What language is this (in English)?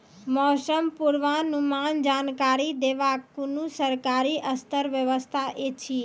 Maithili